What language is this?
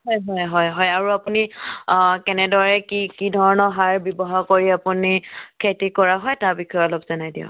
Assamese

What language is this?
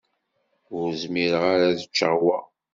Kabyle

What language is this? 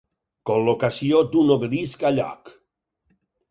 Catalan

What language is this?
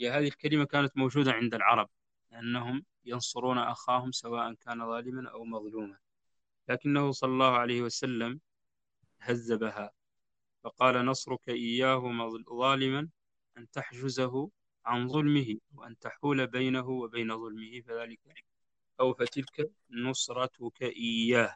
Arabic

